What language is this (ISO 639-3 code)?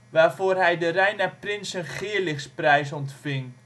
nld